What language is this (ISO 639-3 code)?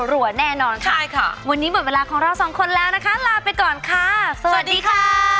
tha